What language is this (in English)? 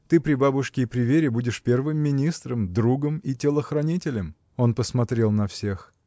Russian